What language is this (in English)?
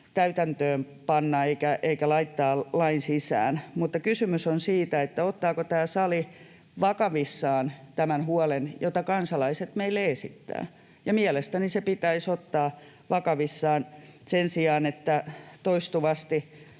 Finnish